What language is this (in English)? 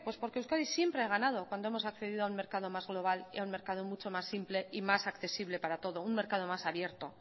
Spanish